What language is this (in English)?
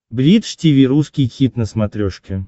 Russian